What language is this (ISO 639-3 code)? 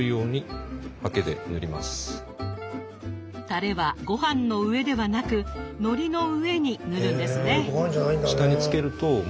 jpn